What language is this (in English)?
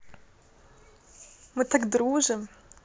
Russian